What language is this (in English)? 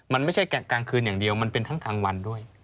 Thai